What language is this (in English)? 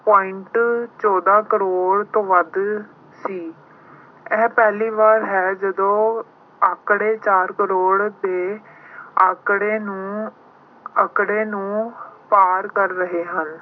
Punjabi